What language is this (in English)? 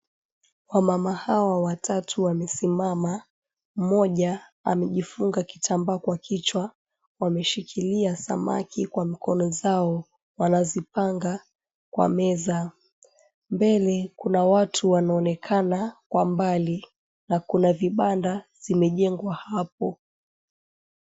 Swahili